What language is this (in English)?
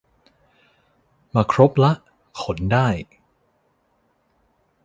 Thai